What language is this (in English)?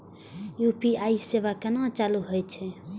Maithili